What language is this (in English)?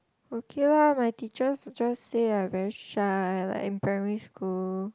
English